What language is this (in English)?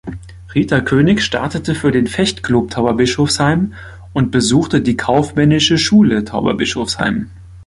German